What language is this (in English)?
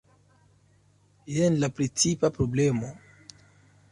Esperanto